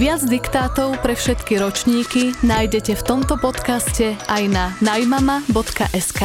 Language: Slovak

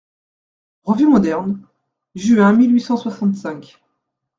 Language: French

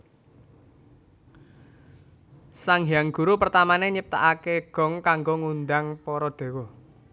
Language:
Javanese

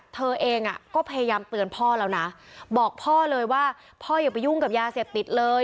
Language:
Thai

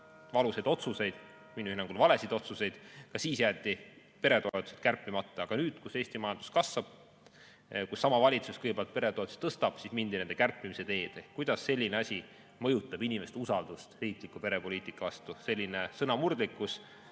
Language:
Estonian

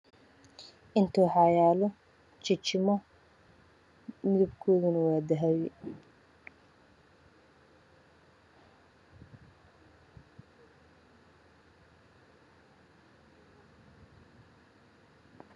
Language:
Somali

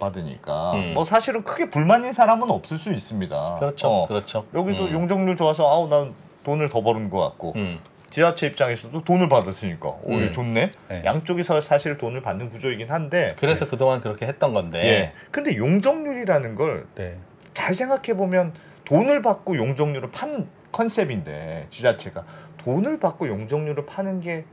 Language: Korean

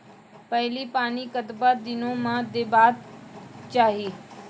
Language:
Maithili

